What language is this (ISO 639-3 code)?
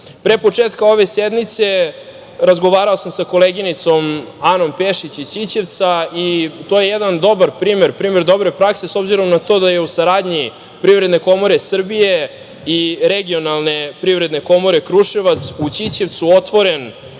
srp